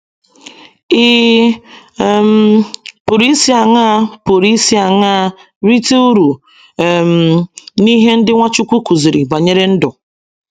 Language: Igbo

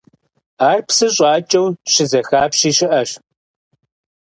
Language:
Kabardian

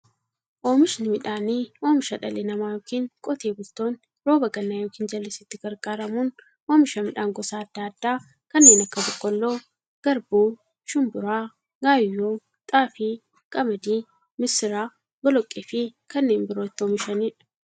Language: Oromo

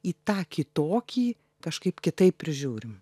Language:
Lithuanian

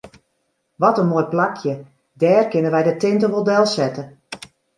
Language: Western Frisian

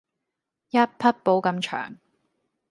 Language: Cantonese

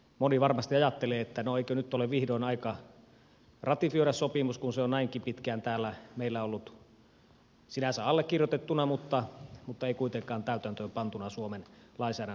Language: Finnish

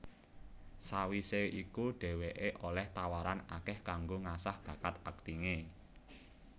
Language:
Javanese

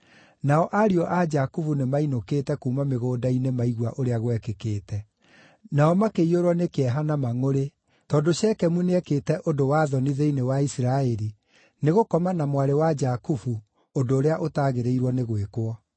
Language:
Kikuyu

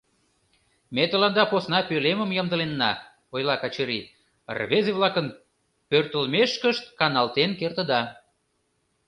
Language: Mari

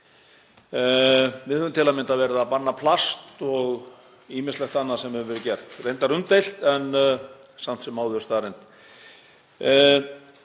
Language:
Icelandic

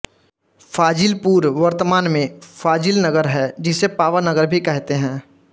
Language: Hindi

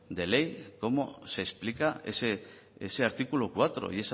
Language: Spanish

